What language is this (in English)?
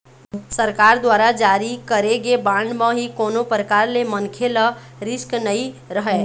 Chhattisgarhi